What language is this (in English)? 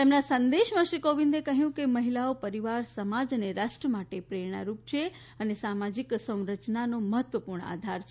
Gujarati